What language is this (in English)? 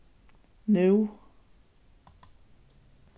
Faroese